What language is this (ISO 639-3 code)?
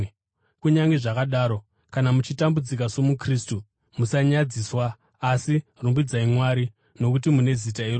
sna